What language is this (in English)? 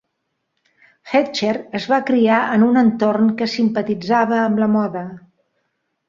Catalan